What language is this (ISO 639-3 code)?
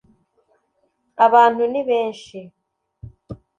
kin